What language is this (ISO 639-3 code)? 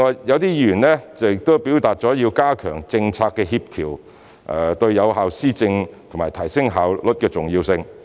yue